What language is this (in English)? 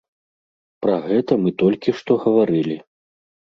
Belarusian